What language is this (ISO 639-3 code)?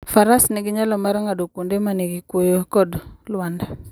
luo